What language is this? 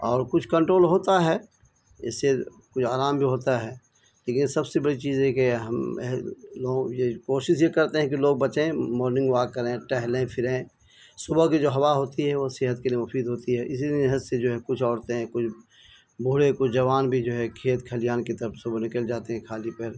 Urdu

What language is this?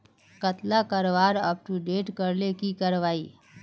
Magahi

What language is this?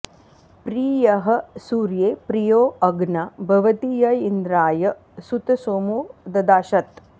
Sanskrit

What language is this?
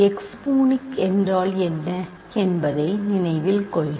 Tamil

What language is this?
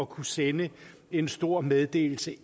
Danish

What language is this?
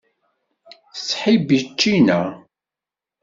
Kabyle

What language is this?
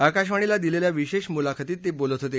Marathi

